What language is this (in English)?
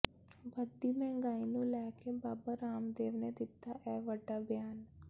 Punjabi